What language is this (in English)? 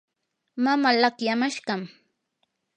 Yanahuanca Pasco Quechua